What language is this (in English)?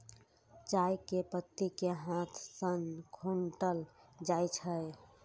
Maithili